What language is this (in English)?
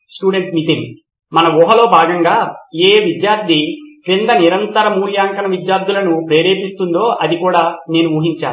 Telugu